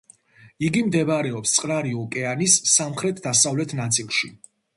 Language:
Georgian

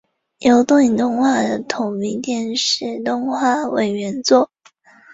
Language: Chinese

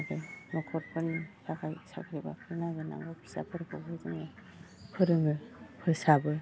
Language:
Bodo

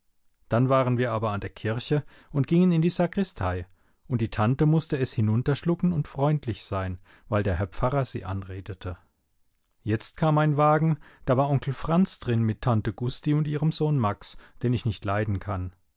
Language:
German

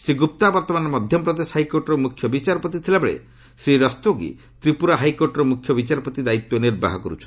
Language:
Odia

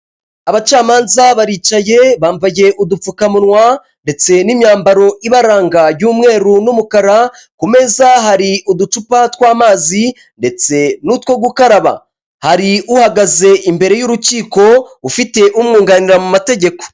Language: Kinyarwanda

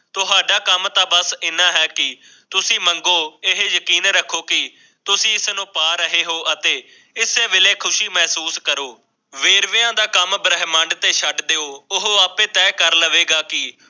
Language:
Punjabi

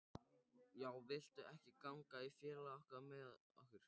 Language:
Icelandic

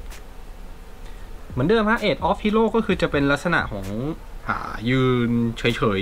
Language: Thai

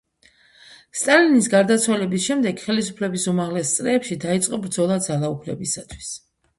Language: Georgian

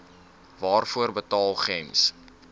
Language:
Afrikaans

